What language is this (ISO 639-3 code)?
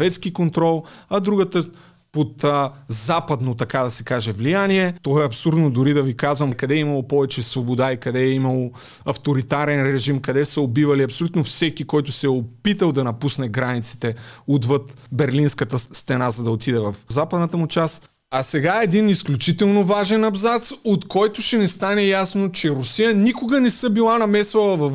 bul